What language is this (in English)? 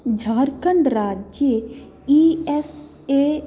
Sanskrit